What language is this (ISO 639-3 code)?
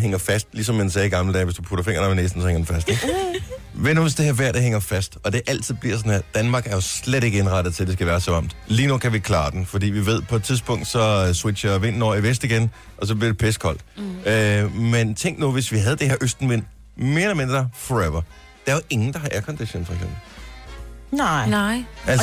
dan